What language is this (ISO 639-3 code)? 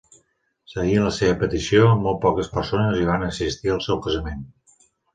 cat